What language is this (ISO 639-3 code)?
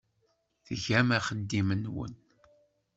kab